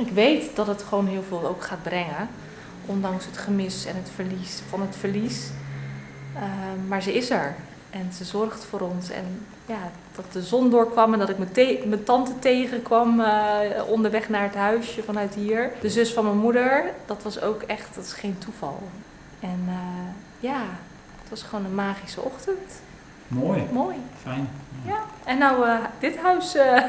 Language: Dutch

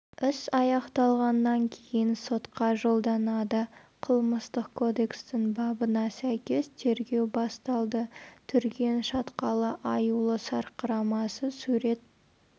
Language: Kazakh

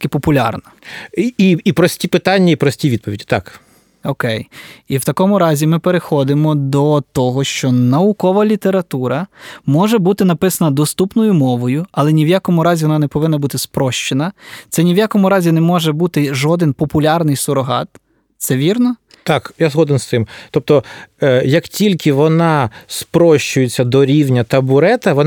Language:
Ukrainian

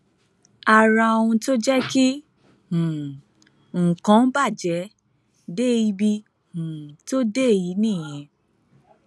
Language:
Yoruba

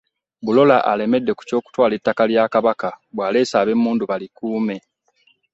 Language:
Ganda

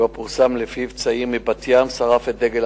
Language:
Hebrew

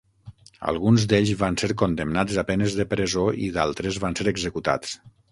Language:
Catalan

